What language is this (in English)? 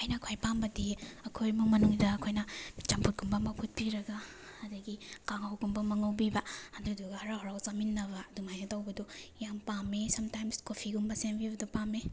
Manipuri